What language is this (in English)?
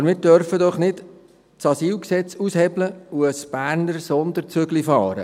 Swiss German